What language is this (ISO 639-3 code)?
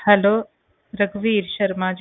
pan